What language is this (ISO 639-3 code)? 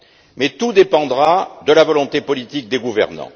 fra